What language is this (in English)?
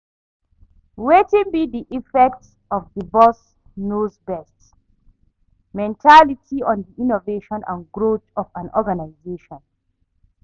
Nigerian Pidgin